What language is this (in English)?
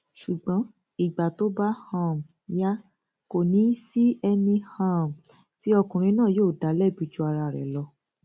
Yoruba